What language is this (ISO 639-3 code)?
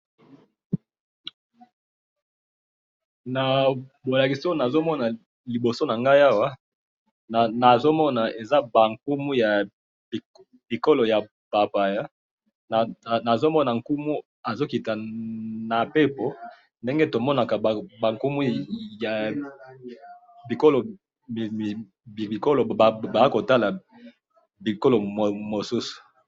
lin